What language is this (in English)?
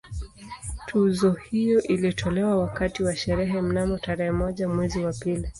Swahili